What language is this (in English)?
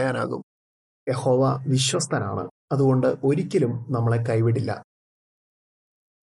Malayalam